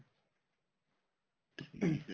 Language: Punjabi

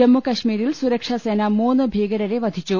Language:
Malayalam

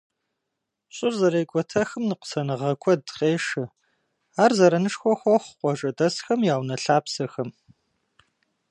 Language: Kabardian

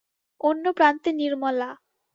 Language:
Bangla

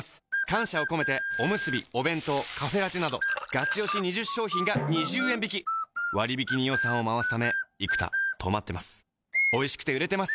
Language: Japanese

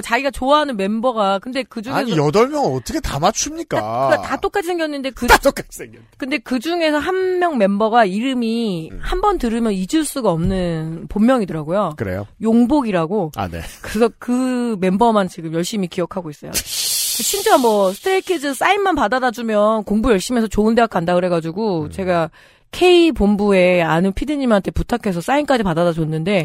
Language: Korean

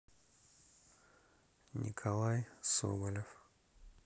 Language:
Russian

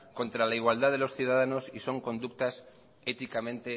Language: Spanish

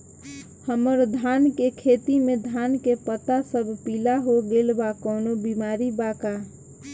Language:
Bhojpuri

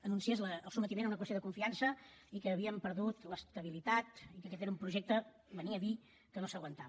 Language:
Catalan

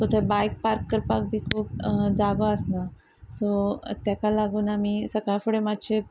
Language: Konkani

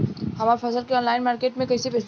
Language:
Bhojpuri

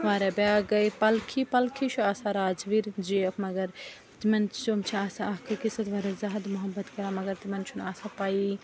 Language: Kashmiri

